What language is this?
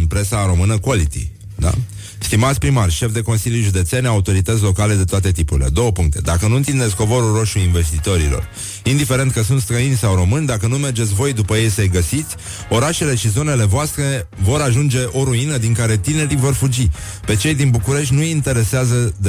Romanian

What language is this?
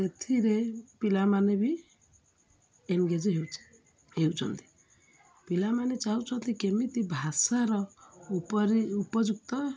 Odia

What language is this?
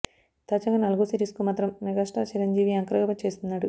Telugu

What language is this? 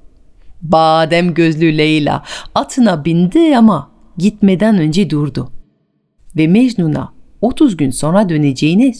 Turkish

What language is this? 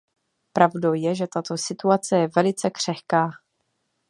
Czech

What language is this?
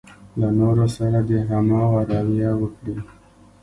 Pashto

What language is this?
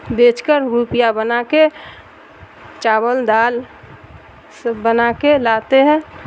Urdu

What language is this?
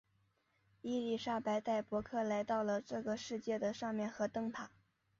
Chinese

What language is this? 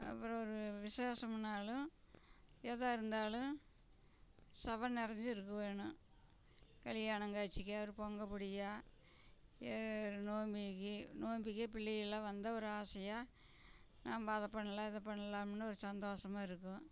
Tamil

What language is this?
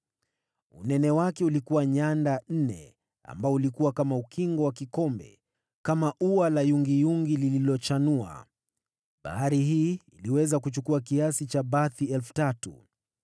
Swahili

